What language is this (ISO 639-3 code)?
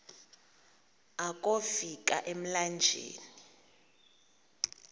xho